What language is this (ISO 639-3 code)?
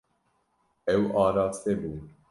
kur